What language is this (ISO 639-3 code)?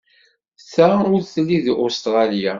kab